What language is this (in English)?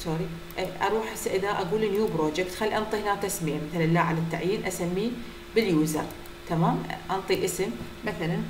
Arabic